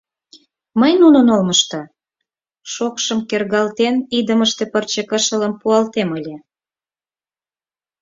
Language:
Mari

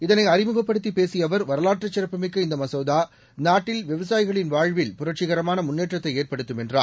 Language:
Tamil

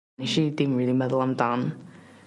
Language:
Welsh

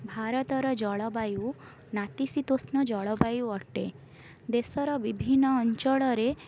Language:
Odia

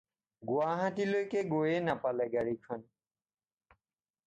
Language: Assamese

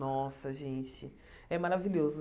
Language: Portuguese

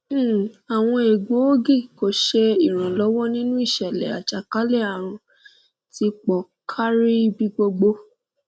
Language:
Yoruba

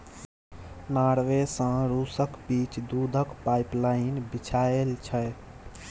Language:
Maithili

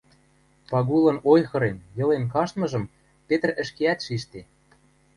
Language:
Western Mari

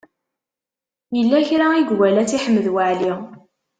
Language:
Kabyle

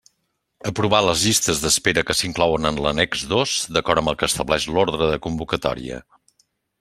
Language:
Catalan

